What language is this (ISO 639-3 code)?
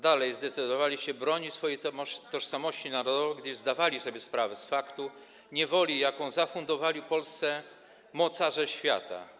pol